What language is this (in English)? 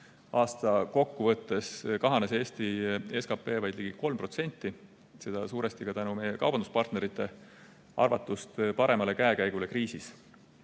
Estonian